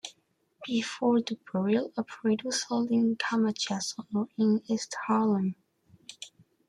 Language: English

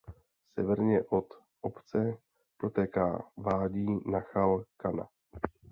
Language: Czech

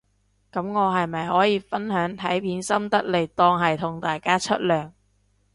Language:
Cantonese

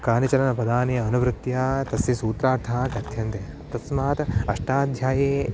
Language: Sanskrit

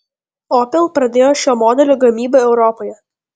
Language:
Lithuanian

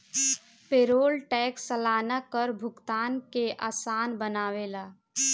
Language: Bhojpuri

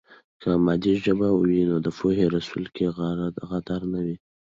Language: Pashto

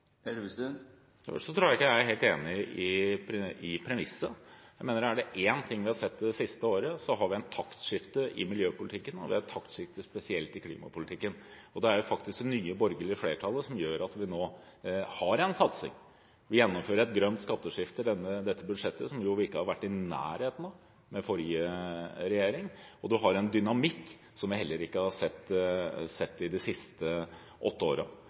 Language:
Norwegian Bokmål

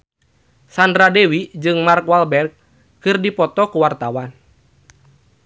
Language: Sundanese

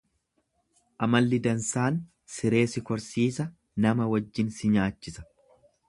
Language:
Oromo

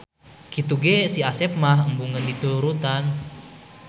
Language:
Sundanese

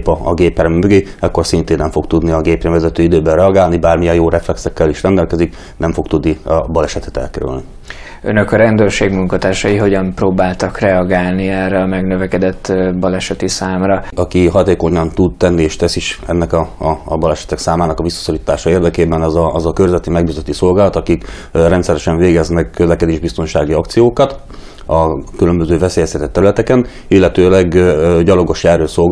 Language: Hungarian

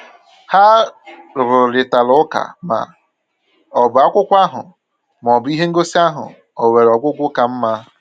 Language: Igbo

